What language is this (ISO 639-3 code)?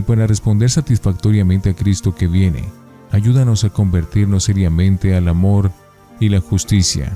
spa